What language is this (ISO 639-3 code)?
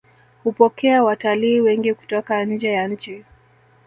swa